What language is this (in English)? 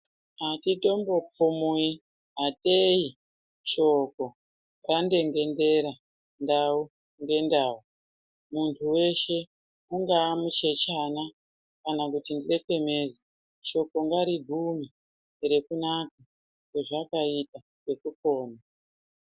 Ndau